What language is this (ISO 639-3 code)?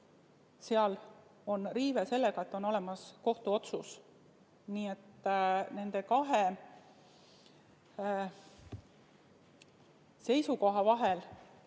est